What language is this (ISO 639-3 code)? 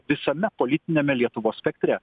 lit